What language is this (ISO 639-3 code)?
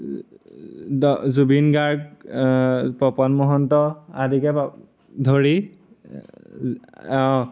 asm